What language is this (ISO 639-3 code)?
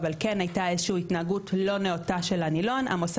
heb